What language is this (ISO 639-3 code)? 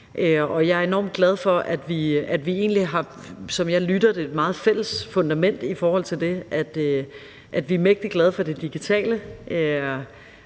dan